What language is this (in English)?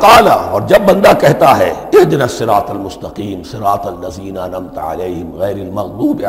Urdu